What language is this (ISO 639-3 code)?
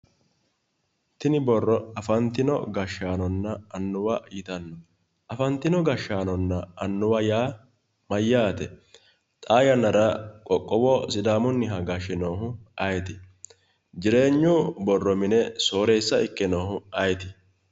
sid